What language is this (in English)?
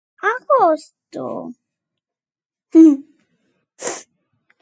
Galician